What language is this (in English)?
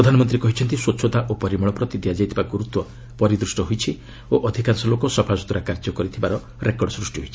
Odia